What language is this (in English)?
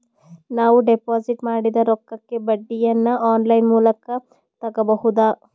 Kannada